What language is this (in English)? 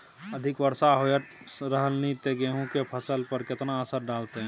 Maithili